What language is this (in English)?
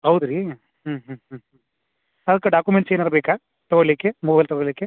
Kannada